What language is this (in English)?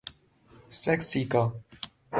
Urdu